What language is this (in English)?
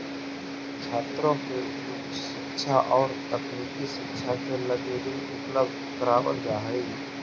Magahi